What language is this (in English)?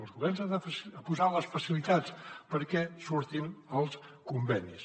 Catalan